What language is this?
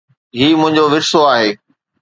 Sindhi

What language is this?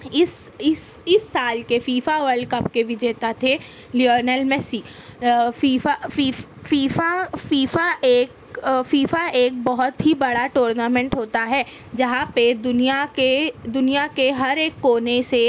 Urdu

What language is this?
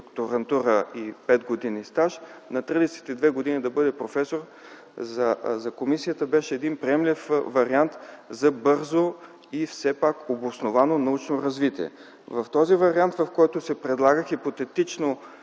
Bulgarian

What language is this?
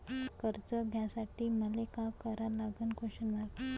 Marathi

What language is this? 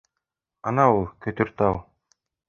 Bashkir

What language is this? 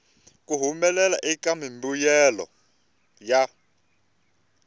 Tsonga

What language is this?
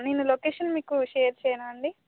Telugu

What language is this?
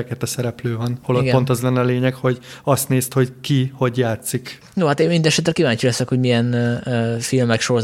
Hungarian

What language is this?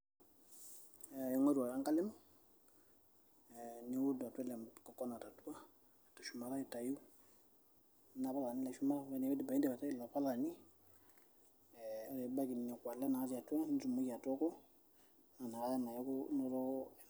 Masai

